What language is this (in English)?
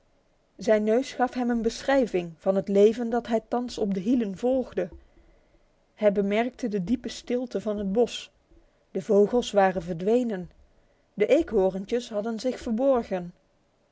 Dutch